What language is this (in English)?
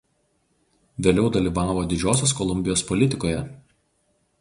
Lithuanian